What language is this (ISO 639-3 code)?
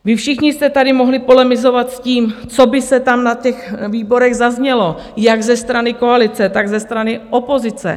ces